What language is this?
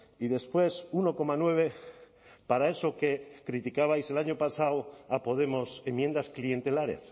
Spanish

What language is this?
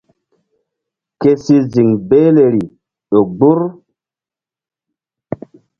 Mbum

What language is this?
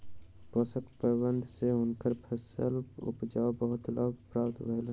Maithili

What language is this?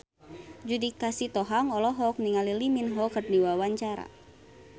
Sundanese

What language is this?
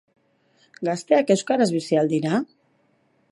Basque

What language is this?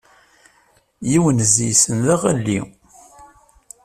Kabyle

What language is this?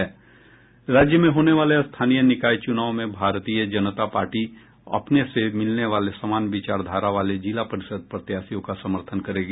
Hindi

